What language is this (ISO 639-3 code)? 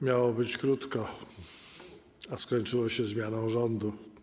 pol